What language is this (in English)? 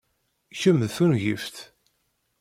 Kabyle